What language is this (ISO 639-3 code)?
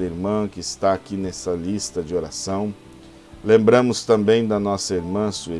por